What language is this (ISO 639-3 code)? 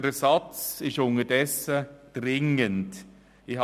gsw